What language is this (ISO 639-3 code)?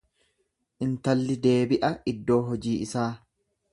orm